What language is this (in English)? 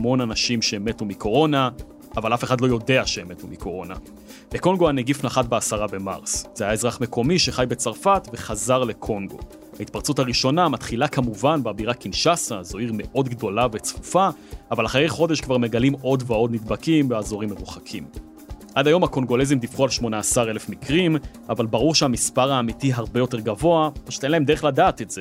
Hebrew